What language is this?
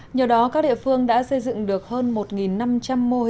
Vietnamese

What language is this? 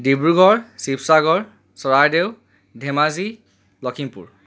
Assamese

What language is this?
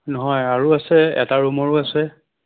Assamese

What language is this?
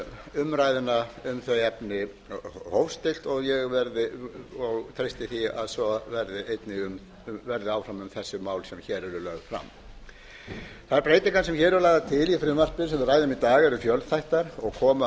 Icelandic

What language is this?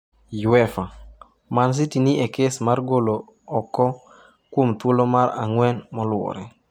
Luo (Kenya and Tanzania)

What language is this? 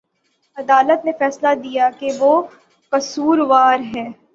Urdu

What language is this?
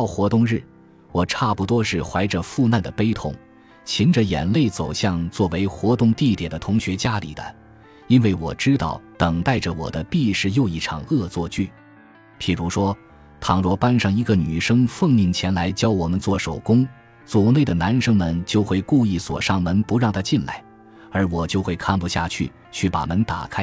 Chinese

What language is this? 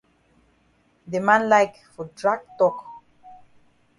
Cameroon Pidgin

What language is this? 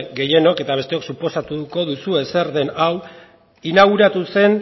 Basque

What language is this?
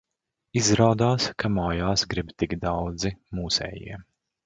Latvian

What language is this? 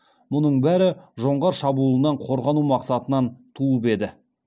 Kazakh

